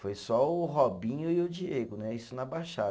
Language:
Portuguese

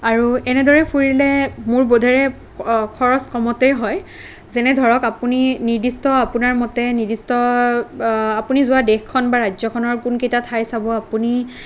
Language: Assamese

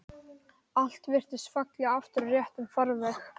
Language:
Icelandic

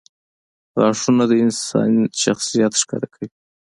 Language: Pashto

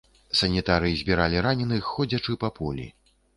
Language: Belarusian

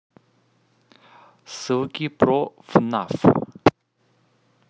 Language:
Russian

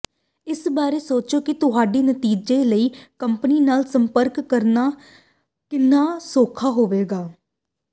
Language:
Punjabi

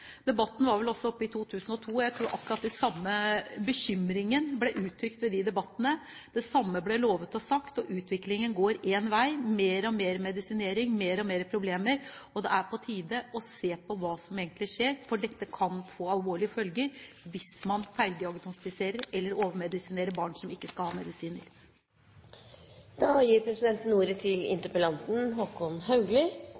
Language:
Norwegian Bokmål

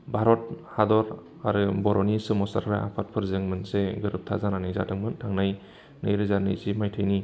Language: Bodo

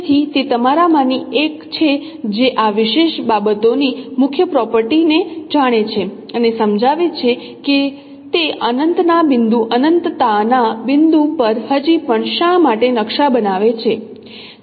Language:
Gujarati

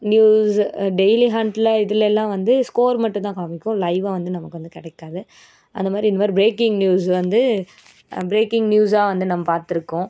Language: Tamil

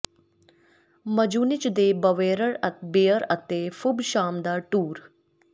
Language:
Punjabi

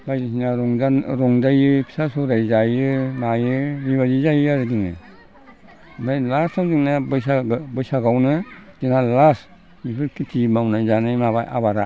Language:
Bodo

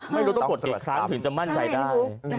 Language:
Thai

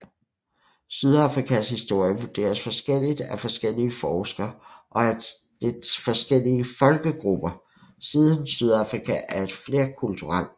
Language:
Danish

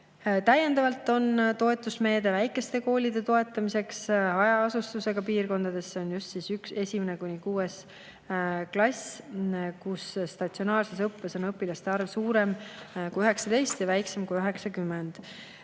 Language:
Estonian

